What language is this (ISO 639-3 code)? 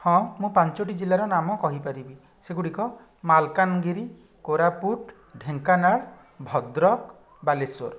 ori